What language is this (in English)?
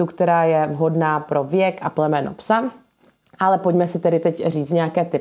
Czech